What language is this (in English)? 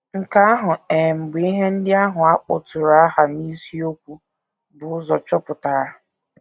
Igbo